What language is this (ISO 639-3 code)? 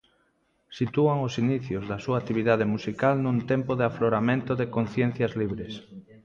glg